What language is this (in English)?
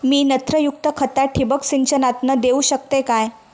Marathi